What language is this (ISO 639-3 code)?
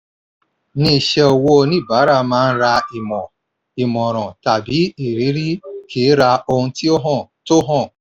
yor